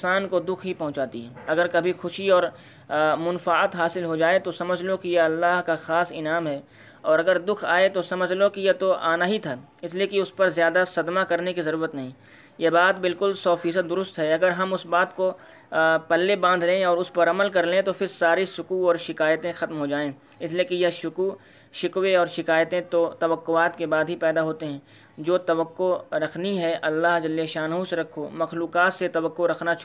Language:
Urdu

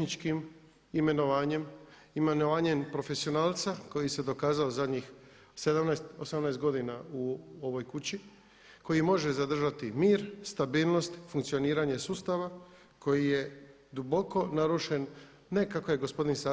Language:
Croatian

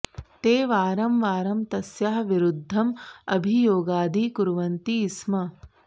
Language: Sanskrit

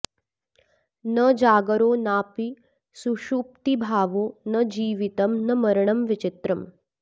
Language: Sanskrit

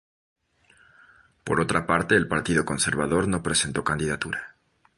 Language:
Spanish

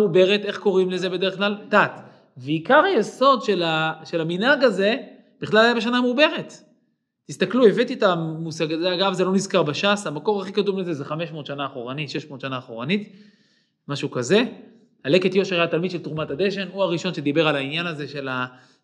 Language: Hebrew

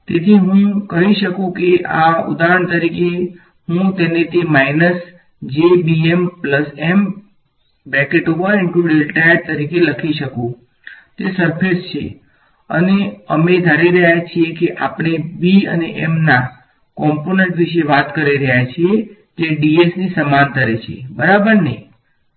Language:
Gujarati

